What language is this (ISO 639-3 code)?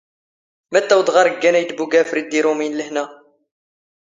zgh